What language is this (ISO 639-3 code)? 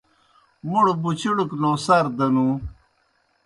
plk